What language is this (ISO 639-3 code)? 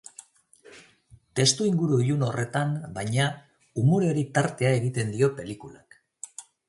eus